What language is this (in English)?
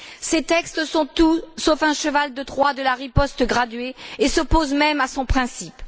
French